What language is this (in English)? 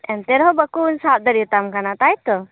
Santali